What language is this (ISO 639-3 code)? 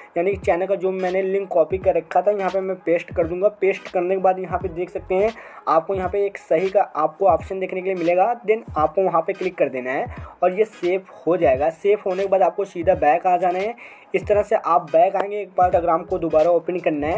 hin